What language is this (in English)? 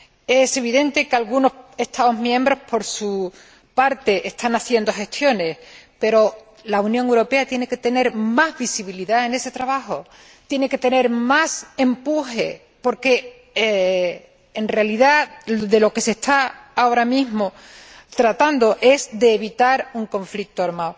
Spanish